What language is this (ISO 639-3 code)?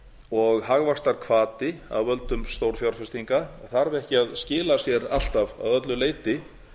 isl